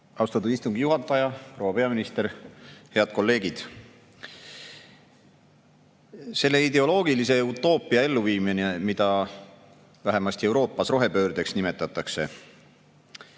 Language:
Estonian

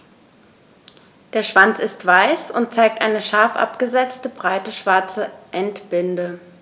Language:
German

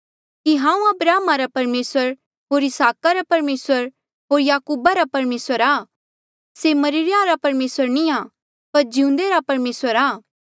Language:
Mandeali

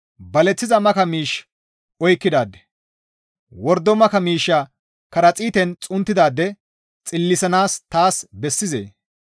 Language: Gamo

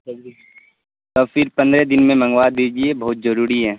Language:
Urdu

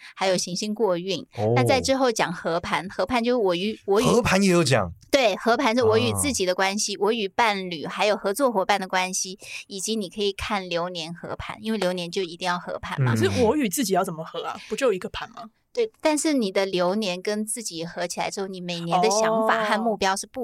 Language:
Chinese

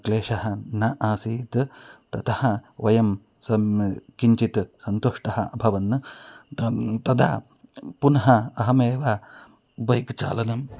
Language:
Sanskrit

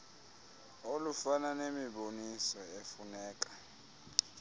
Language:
Xhosa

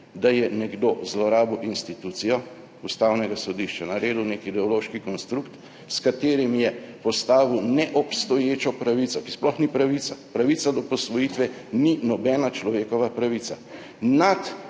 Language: Slovenian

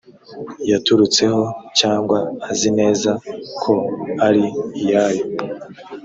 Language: Kinyarwanda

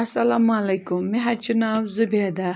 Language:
Kashmiri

